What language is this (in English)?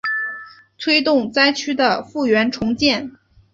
Chinese